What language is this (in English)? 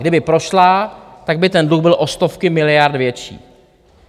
Czech